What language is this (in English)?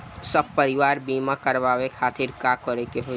Bhojpuri